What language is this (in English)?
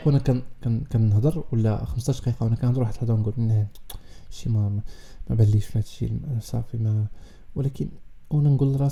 Arabic